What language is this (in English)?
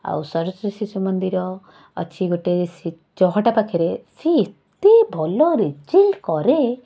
Odia